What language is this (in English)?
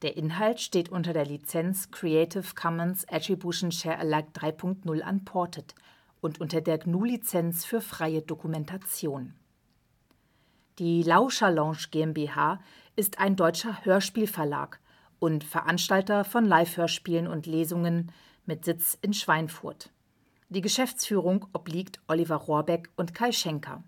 German